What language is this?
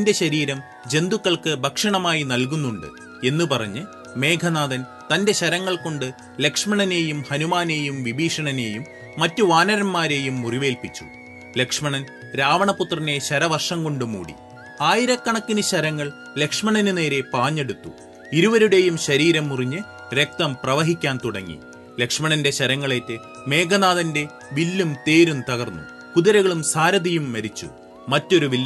Malayalam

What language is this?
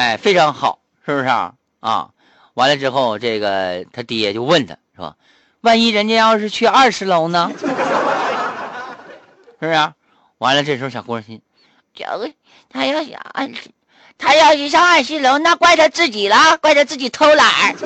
Chinese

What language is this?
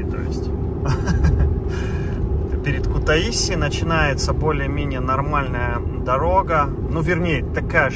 Russian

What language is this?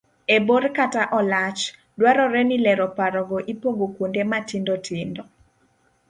Luo (Kenya and Tanzania)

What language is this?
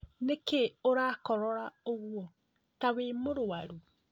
Kikuyu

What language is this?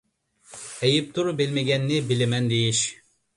Uyghur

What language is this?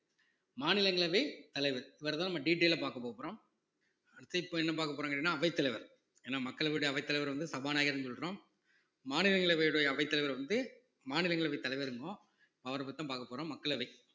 Tamil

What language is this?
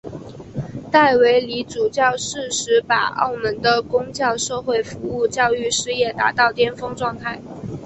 Chinese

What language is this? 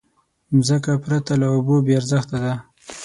Pashto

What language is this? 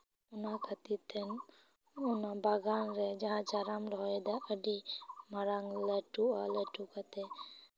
Santali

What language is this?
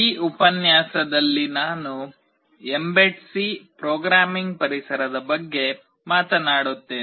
Kannada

